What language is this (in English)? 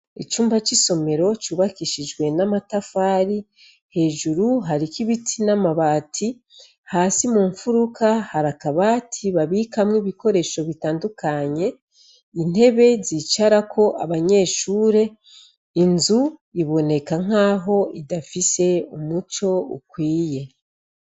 Rundi